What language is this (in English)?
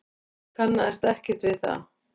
Icelandic